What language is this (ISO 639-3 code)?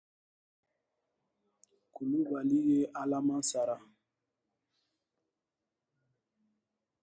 dyu